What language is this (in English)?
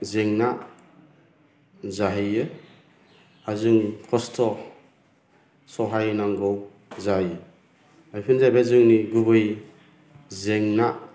Bodo